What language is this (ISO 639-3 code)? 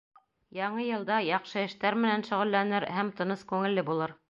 bak